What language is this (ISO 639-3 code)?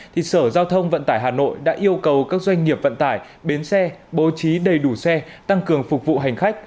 vie